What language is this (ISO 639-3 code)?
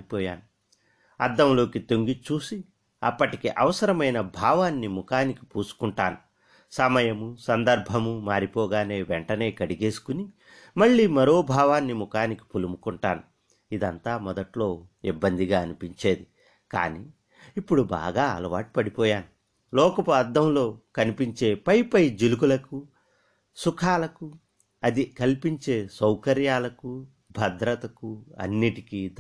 tel